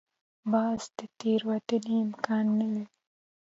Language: Pashto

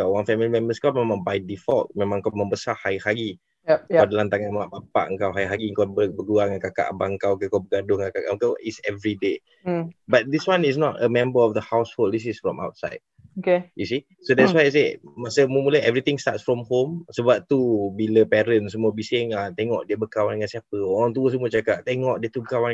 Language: Malay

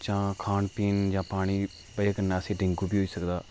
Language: Dogri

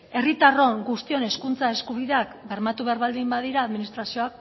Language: Basque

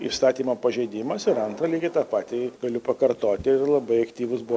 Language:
Lithuanian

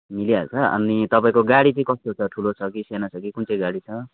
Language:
Nepali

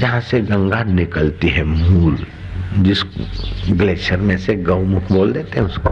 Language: Hindi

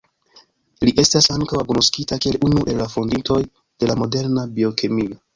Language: Esperanto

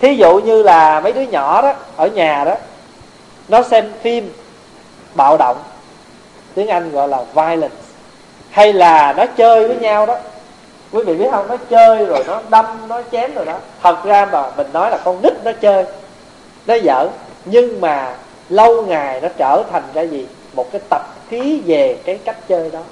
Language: Vietnamese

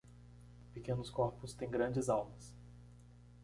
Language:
Portuguese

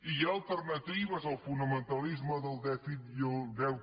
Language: Catalan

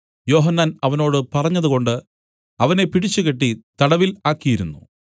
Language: Malayalam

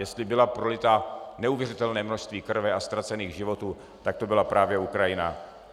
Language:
Czech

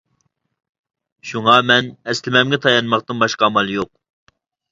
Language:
Uyghur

